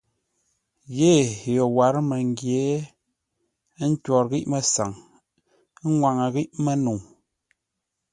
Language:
Ngombale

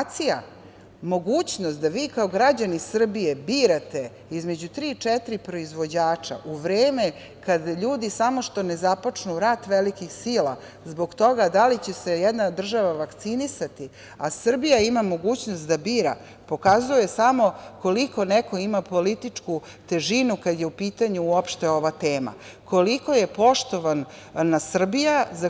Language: Serbian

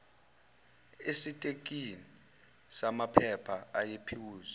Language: Zulu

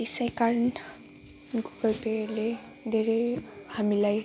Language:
Nepali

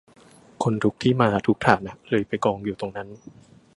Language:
Thai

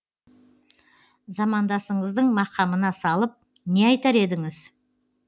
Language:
Kazakh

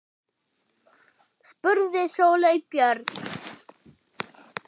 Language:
Icelandic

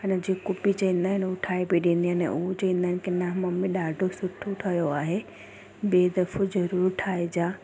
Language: Sindhi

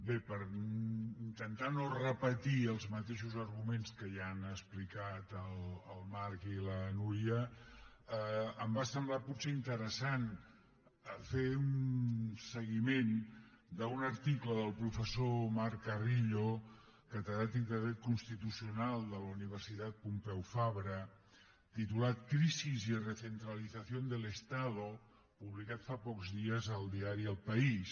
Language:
Catalan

